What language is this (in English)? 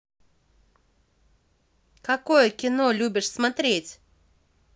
Russian